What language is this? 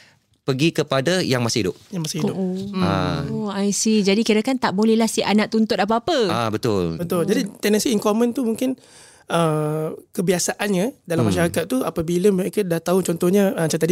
Malay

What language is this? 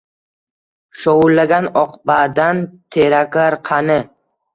Uzbek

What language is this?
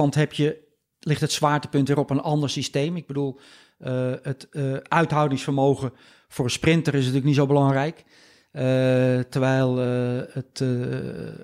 Dutch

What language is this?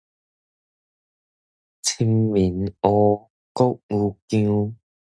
Min Nan Chinese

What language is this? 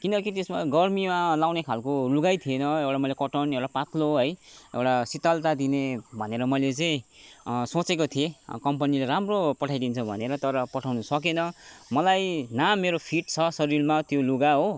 Nepali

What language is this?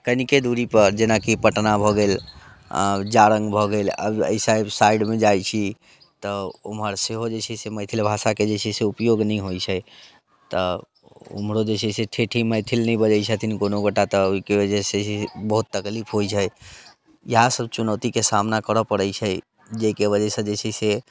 Maithili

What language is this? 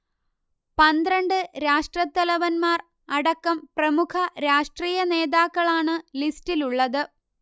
Malayalam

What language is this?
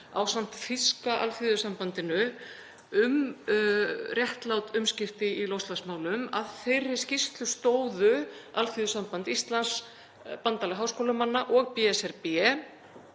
Icelandic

